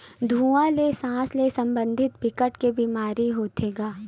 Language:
Chhattisgarhi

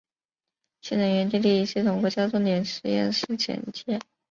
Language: Chinese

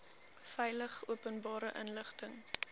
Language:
Afrikaans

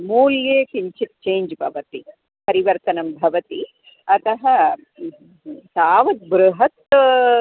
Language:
Sanskrit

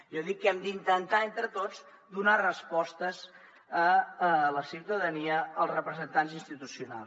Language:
Catalan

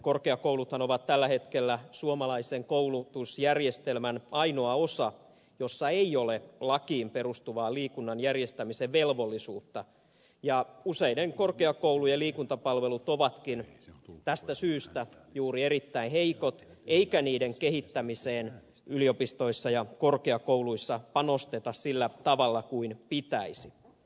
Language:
Finnish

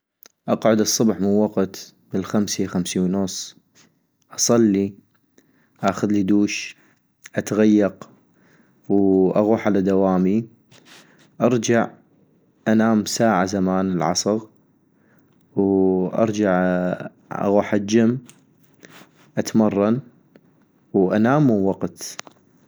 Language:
North Mesopotamian Arabic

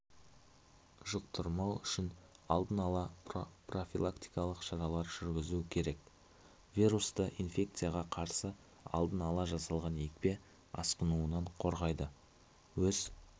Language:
Kazakh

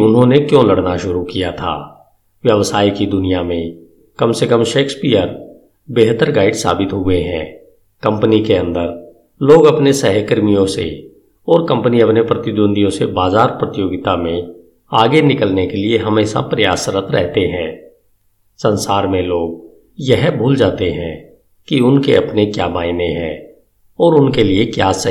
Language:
Hindi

